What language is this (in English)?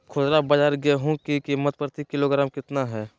Magahi